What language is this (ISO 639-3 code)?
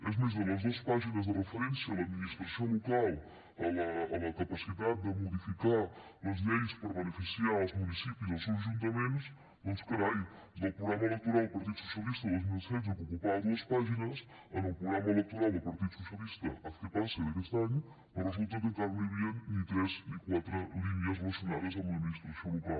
cat